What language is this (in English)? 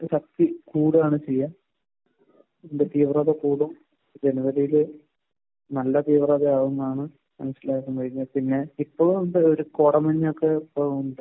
Malayalam